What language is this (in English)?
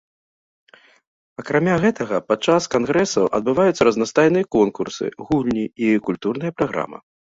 Belarusian